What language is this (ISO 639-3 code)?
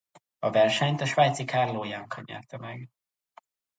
hun